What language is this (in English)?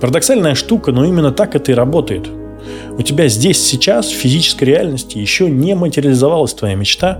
Russian